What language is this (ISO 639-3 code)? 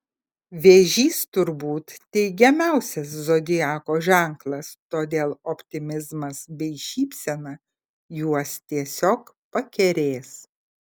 lit